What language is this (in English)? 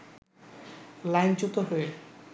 Bangla